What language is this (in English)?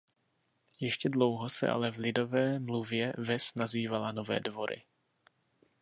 Czech